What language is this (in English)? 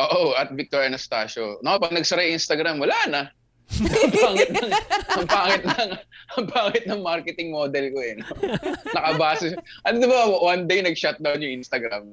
Filipino